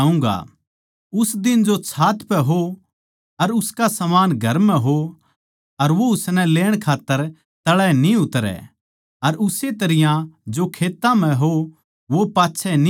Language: Haryanvi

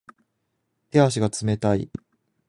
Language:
Japanese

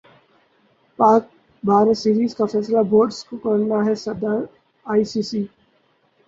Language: Urdu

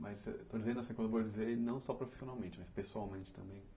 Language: Portuguese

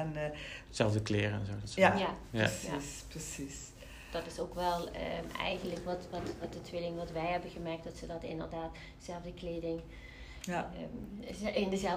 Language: Dutch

